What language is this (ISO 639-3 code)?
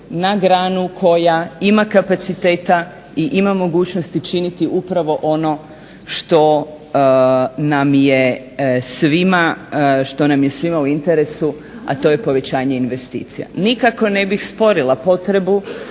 hrv